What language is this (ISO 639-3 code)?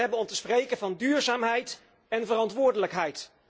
nld